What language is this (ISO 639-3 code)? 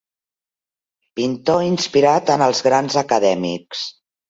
cat